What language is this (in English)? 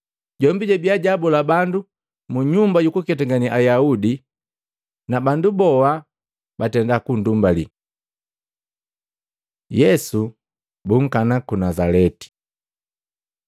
Matengo